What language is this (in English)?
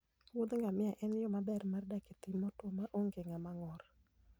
Luo (Kenya and Tanzania)